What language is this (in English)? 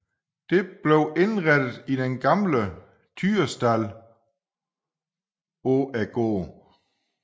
Danish